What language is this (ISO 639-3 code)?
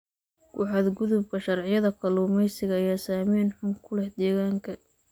som